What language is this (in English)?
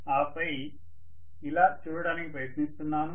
Telugu